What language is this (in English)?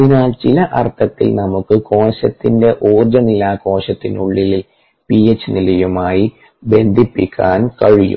Malayalam